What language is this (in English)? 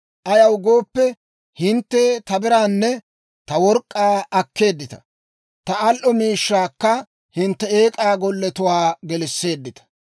Dawro